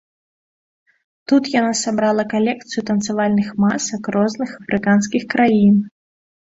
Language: Belarusian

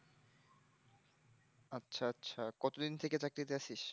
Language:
Bangla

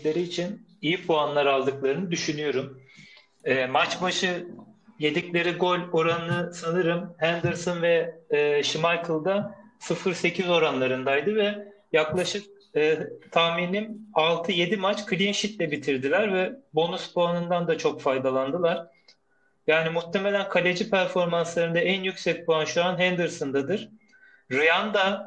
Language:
Turkish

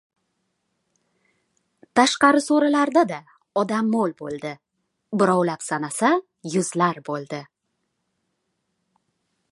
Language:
Uzbek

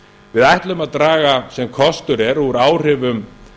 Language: Icelandic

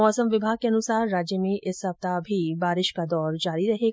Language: Hindi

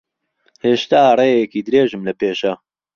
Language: Central Kurdish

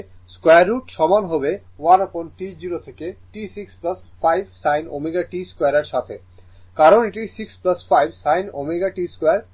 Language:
Bangla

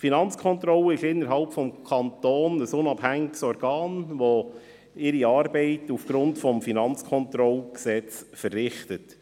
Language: Swiss German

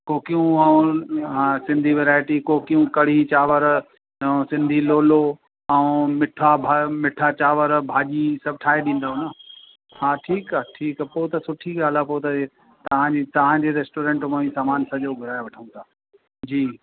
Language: Sindhi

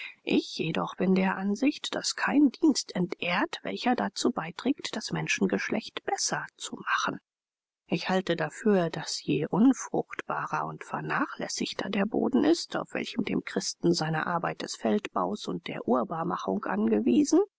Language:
German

